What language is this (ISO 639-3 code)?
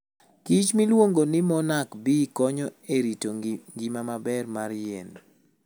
luo